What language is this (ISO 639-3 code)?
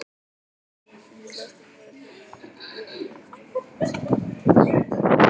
isl